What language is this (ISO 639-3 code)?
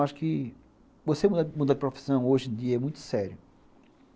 por